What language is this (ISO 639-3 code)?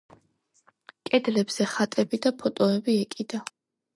kat